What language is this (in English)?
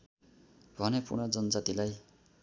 Nepali